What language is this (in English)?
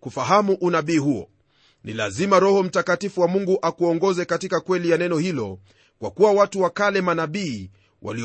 Swahili